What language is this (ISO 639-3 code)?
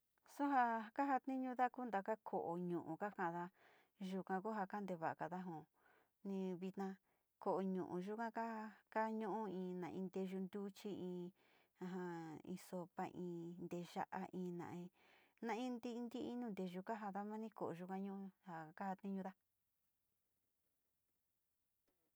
xti